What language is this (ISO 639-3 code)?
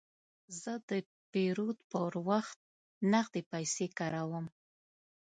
pus